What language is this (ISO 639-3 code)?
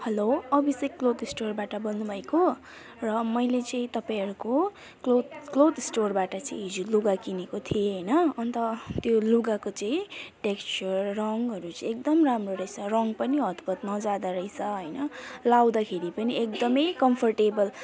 nep